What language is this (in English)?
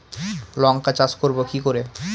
Bangla